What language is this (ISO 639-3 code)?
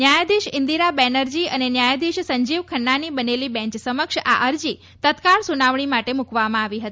guj